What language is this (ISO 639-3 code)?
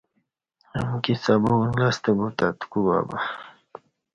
bsh